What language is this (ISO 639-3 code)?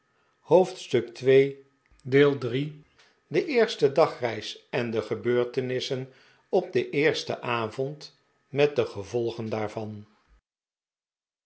nld